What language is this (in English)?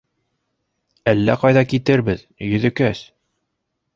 Bashkir